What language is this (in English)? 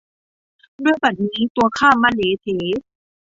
Thai